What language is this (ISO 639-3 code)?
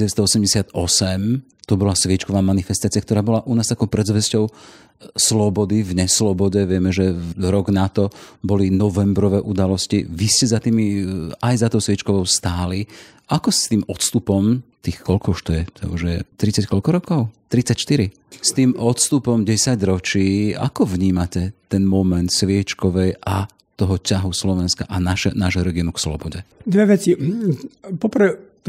slk